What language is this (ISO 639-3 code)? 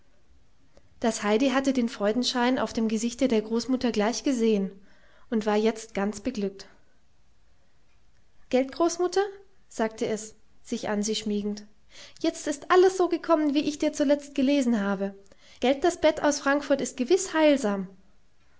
deu